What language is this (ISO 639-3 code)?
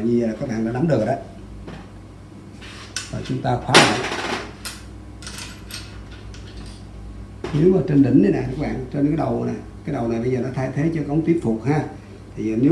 vie